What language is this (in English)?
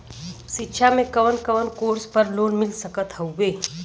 Bhojpuri